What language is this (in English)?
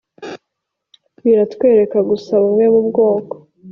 Kinyarwanda